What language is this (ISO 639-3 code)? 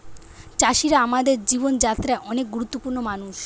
ben